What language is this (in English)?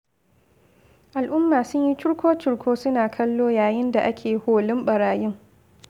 Hausa